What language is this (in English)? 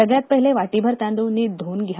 Marathi